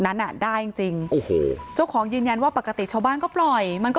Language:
Thai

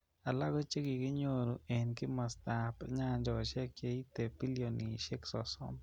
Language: Kalenjin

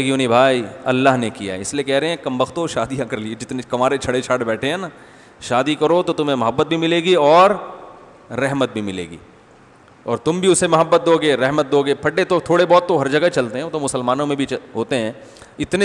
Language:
Hindi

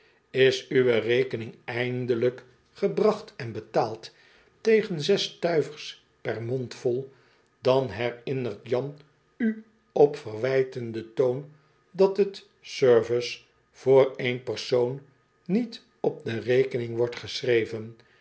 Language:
Dutch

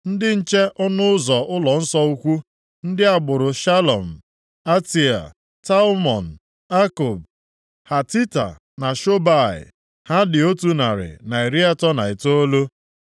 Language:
Igbo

